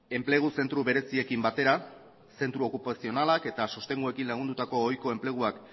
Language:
Basque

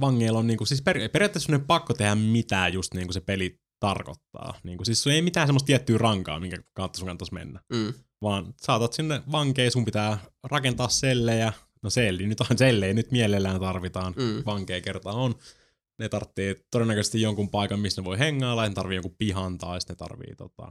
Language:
Finnish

